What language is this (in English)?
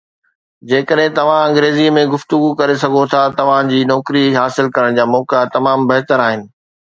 Sindhi